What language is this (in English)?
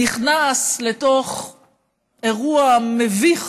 Hebrew